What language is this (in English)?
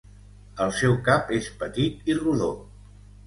Catalan